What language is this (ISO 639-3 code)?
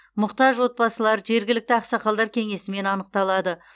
kaz